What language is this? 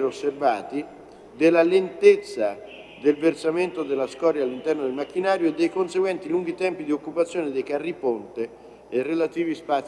Italian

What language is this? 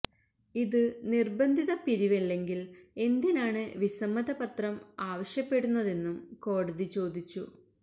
Malayalam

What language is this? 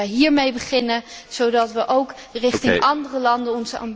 Dutch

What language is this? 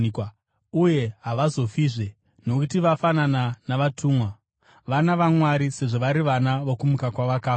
Shona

